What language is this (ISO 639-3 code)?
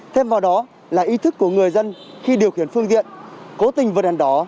vie